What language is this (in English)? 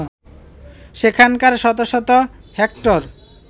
Bangla